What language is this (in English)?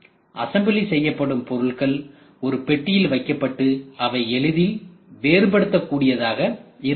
Tamil